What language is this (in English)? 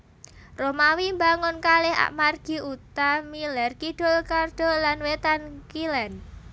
Javanese